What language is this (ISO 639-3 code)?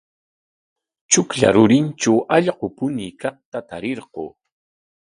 qwa